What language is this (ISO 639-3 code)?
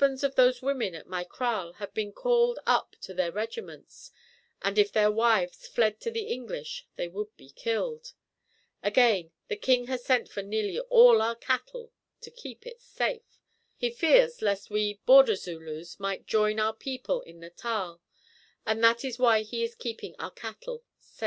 eng